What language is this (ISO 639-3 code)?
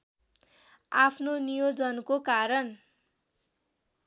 nep